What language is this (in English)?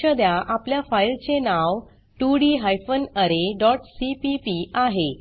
Marathi